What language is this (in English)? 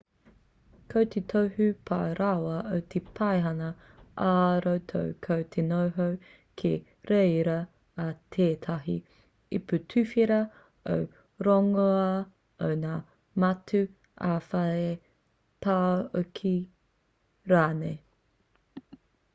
Māori